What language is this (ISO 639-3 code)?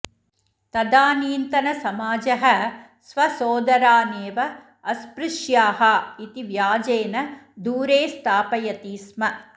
san